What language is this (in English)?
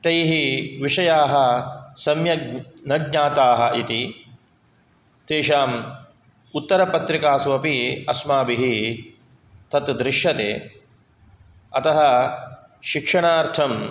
Sanskrit